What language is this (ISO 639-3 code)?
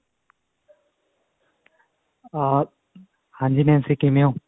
pan